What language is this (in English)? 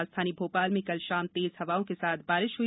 Hindi